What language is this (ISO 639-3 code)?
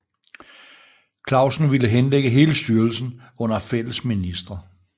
dan